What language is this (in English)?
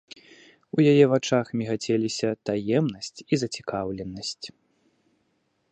Belarusian